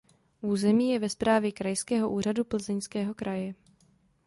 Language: Czech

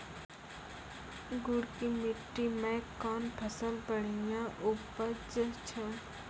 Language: Maithili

